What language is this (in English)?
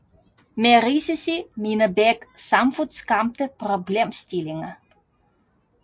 Danish